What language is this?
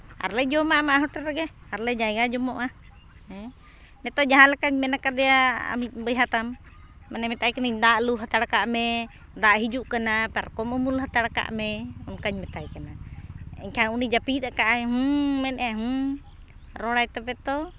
Santali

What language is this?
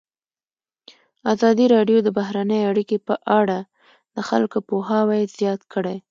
Pashto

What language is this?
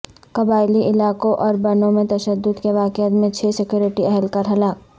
Urdu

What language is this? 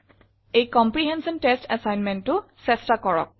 Assamese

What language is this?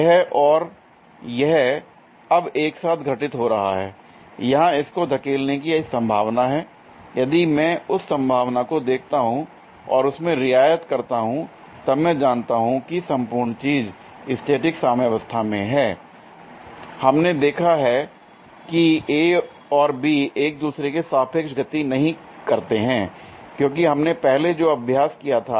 Hindi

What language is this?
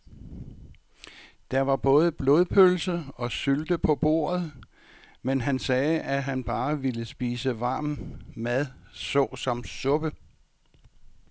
Danish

